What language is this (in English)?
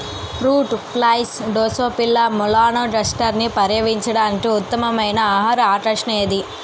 Telugu